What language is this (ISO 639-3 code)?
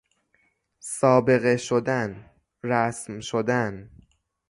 fas